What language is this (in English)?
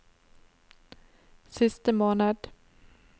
Norwegian